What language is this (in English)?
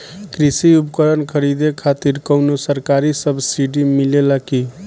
Bhojpuri